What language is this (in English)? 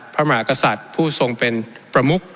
Thai